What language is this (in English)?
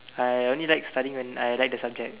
English